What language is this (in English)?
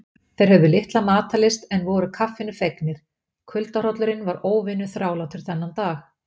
Icelandic